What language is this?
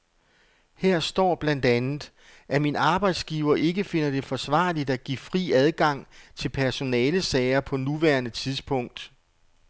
Danish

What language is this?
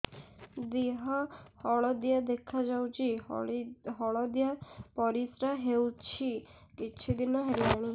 Odia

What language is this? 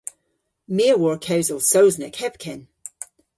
Cornish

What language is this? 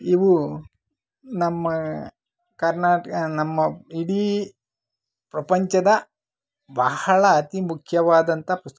Kannada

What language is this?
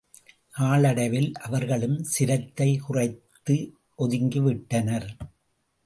Tamil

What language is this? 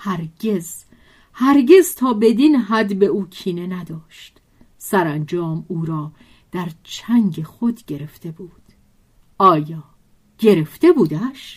Persian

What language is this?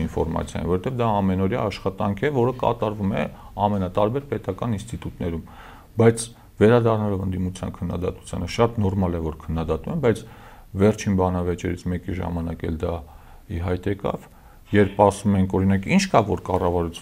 Romanian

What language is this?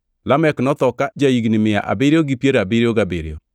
Luo (Kenya and Tanzania)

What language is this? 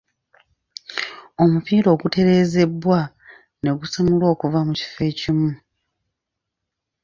Ganda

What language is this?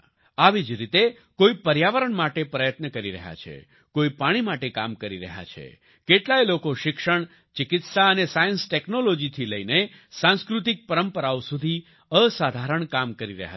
Gujarati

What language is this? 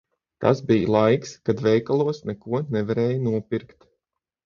Latvian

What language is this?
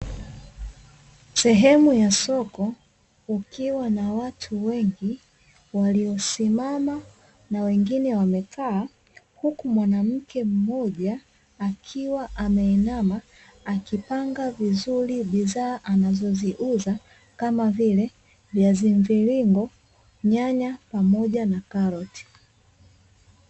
Swahili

